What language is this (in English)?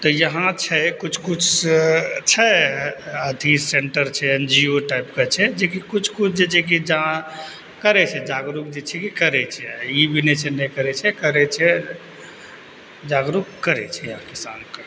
Maithili